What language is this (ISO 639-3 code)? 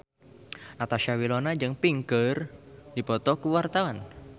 sun